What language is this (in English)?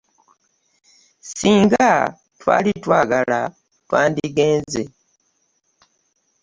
Ganda